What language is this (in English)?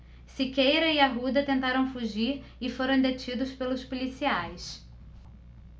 Portuguese